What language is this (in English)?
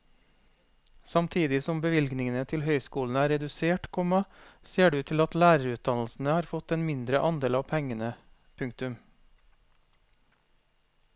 Norwegian